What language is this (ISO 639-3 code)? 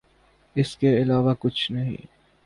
urd